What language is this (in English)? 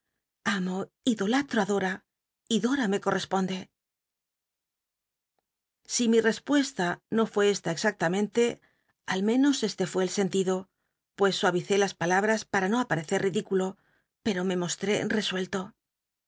Spanish